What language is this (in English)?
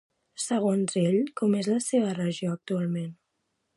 Catalan